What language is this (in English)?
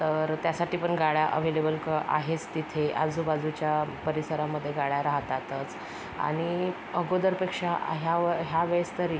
Marathi